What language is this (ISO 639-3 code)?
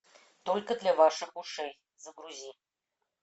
rus